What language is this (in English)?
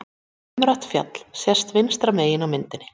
Icelandic